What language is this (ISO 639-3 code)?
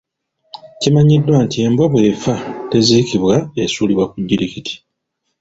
lug